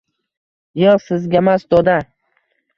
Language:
Uzbek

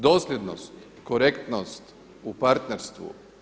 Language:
Croatian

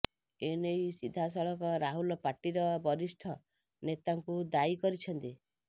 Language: Odia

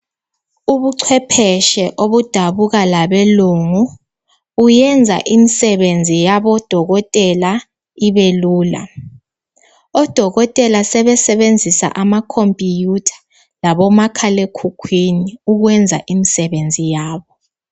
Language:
North Ndebele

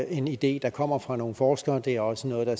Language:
Danish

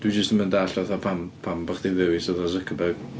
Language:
Welsh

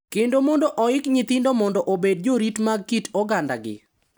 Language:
Luo (Kenya and Tanzania)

